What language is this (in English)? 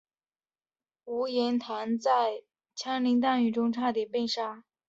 Chinese